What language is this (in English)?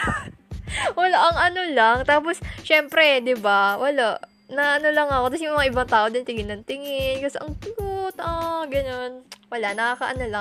Filipino